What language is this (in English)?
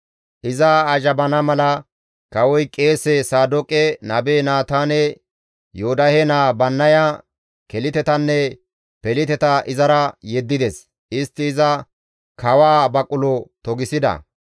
Gamo